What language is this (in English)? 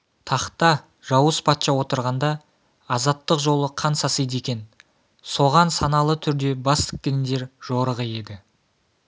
Kazakh